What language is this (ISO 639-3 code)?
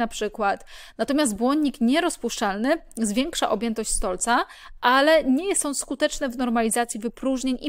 pol